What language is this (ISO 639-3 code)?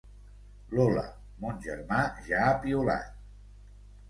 cat